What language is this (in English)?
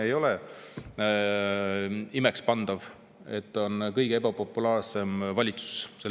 Estonian